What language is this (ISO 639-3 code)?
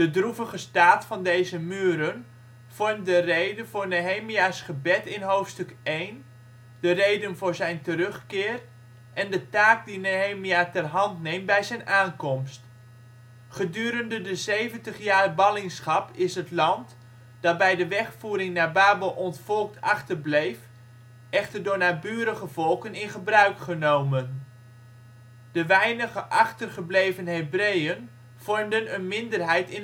nld